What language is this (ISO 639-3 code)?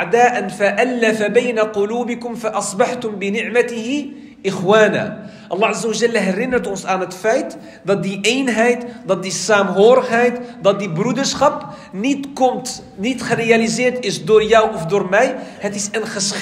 nld